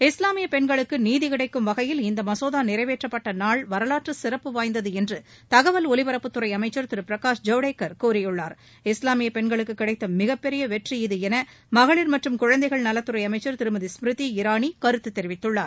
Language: Tamil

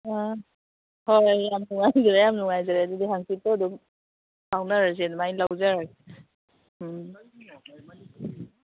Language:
Manipuri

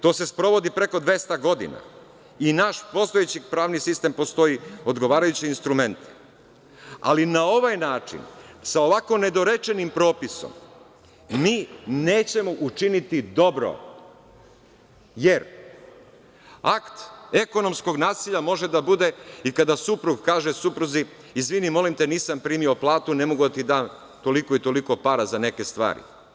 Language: Serbian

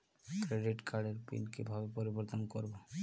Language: Bangla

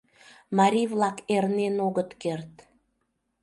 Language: Mari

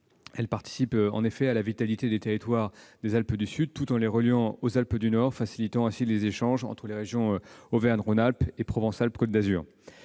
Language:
French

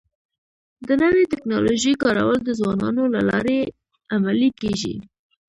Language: Pashto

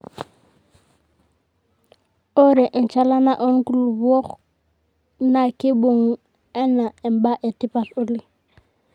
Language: Masai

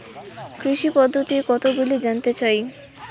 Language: Bangla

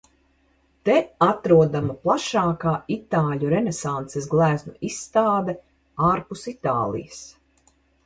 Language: Latvian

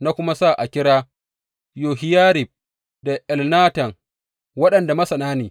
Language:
Hausa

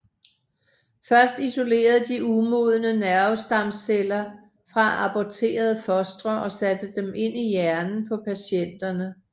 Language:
Danish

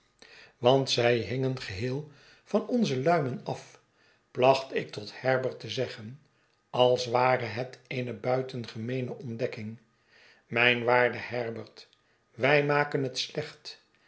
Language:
Dutch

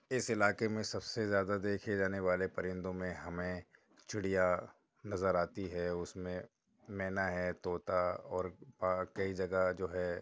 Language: Urdu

